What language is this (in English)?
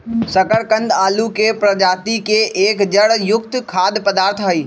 Magahi